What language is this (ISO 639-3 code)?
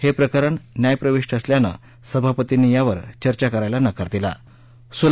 mar